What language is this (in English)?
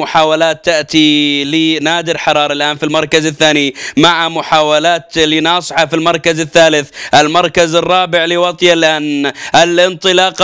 Arabic